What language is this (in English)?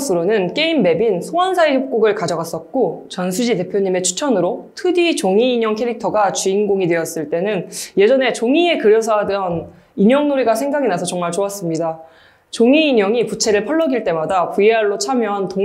Korean